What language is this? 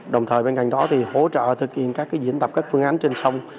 Vietnamese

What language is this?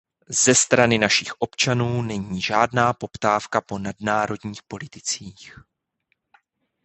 Czech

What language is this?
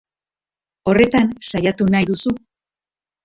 Basque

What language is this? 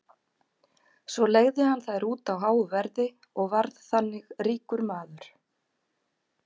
Icelandic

